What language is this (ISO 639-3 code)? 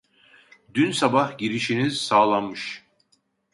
tur